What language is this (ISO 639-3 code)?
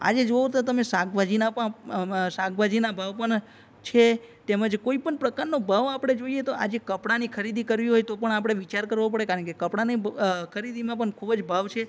guj